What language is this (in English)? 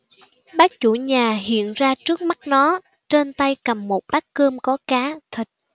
Vietnamese